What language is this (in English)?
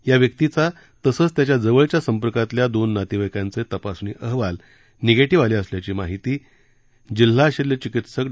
Marathi